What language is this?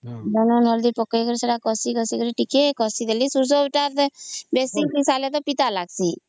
Odia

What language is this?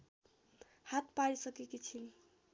Nepali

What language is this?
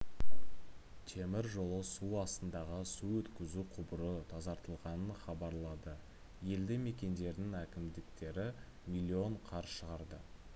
Kazakh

